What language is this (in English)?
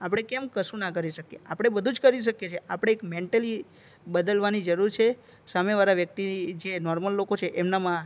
Gujarati